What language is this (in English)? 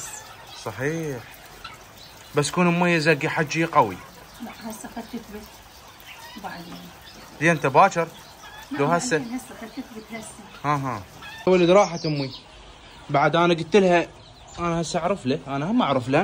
Arabic